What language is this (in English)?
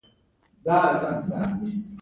Pashto